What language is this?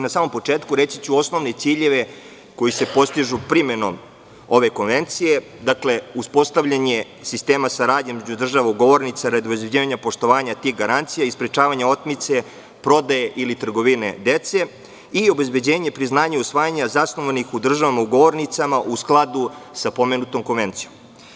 Serbian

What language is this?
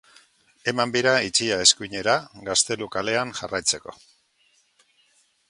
Basque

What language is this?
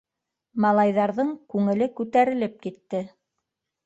Bashkir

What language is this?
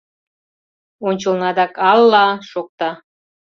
Mari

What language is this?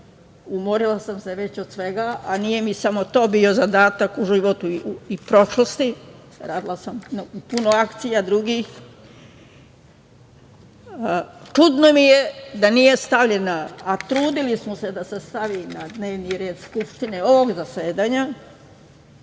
Serbian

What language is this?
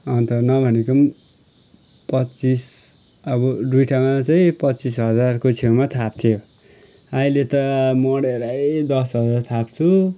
Nepali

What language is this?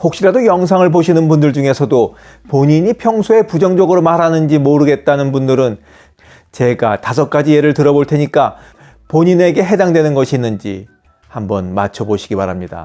Korean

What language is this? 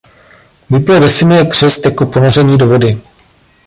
Czech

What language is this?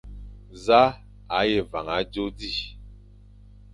Fang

